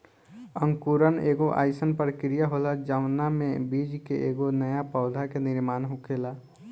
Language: Bhojpuri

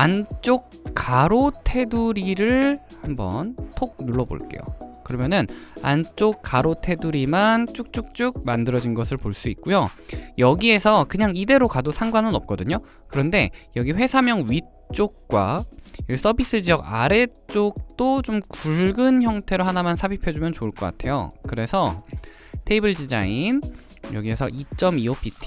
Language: Korean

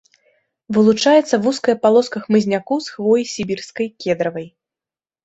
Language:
Belarusian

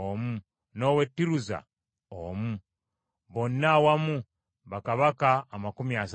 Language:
Ganda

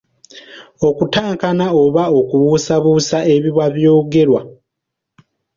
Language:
Ganda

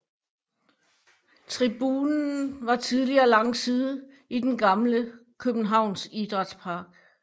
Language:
Danish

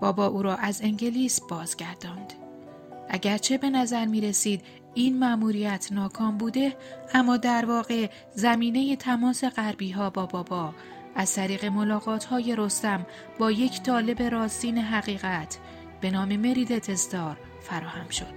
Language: Persian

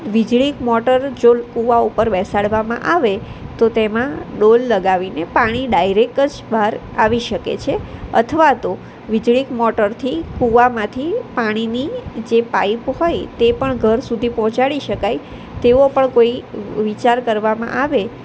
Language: Gujarati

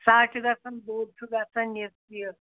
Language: Kashmiri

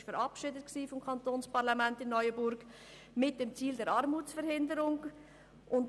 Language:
Swiss German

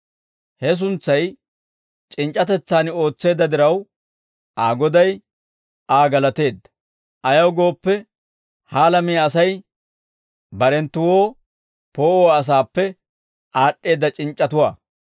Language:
Dawro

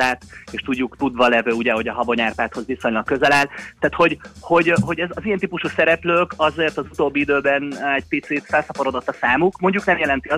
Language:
Hungarian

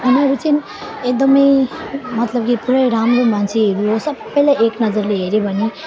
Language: Nepali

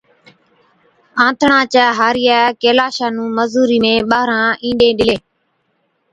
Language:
Od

